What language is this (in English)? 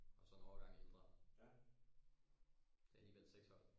Danish